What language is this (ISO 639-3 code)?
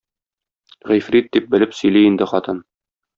tat